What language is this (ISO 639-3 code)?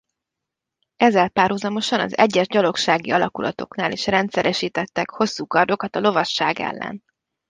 hun